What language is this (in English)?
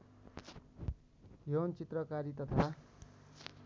Nepali